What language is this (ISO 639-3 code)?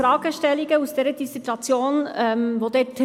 gsw